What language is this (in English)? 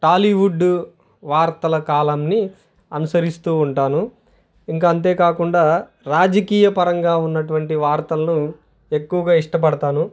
Telugu